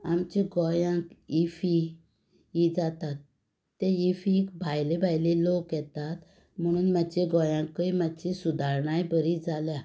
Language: Konkani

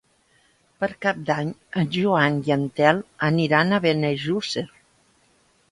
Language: Catalan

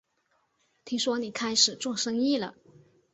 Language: Chinese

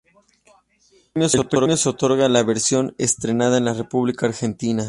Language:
Spanish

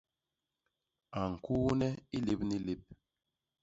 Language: Basaa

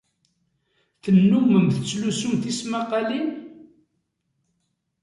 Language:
Kabyle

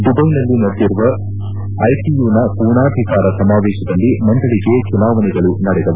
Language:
Kannada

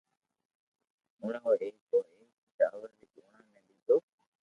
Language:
Loarki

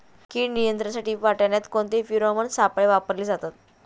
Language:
Marathi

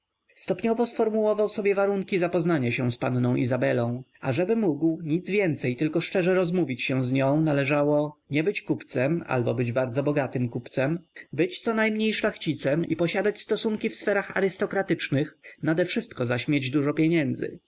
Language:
Polish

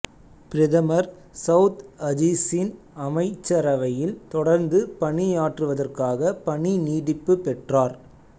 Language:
Tamil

